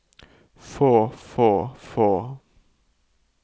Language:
Norwegian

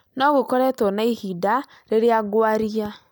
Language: Kikuyu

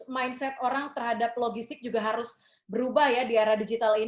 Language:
Indonesian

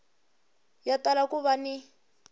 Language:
Tsonga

